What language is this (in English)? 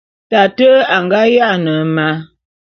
Bulu